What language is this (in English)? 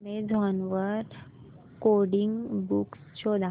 Marathi